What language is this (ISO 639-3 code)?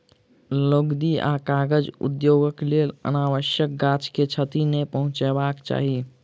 mai